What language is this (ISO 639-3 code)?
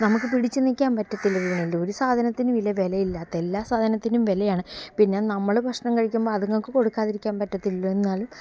mal